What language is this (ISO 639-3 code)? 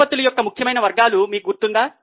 tel